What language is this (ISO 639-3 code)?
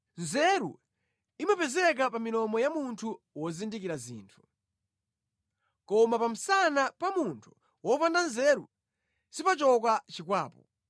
nya